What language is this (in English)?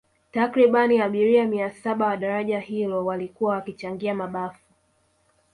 Swahili